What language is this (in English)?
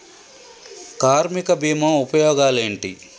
Telugu